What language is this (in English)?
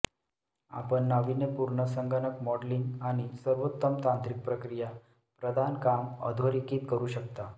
Marathi